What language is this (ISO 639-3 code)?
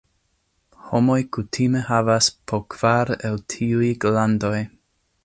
epo